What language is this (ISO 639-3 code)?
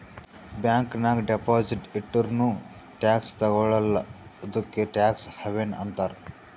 kan